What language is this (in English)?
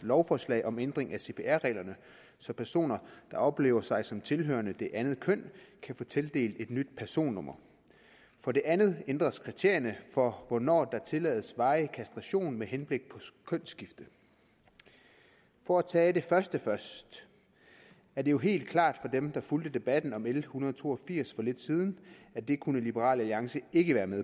Danish